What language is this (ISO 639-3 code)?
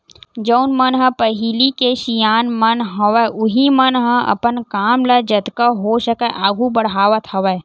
hne